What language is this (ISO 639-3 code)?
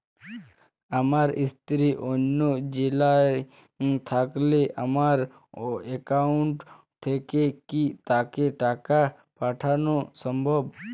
ben